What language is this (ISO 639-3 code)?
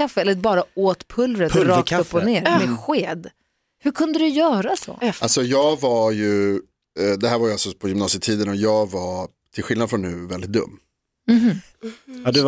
swe